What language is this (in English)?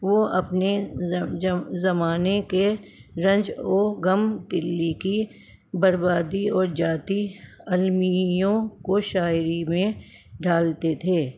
Urdu